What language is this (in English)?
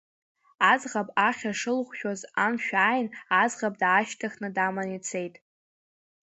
Abkhazian